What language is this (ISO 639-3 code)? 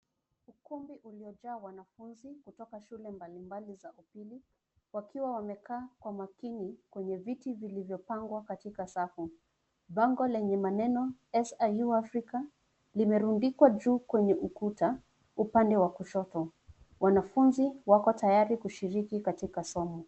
swa